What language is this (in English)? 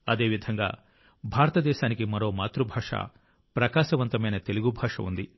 Telugu